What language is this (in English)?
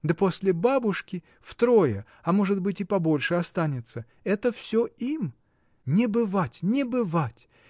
Russian